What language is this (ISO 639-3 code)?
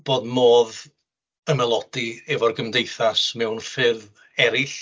cym